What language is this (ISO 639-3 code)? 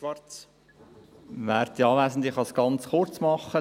gsw